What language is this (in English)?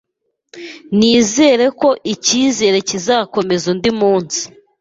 Kinyarwanda